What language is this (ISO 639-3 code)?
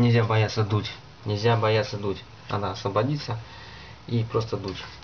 rus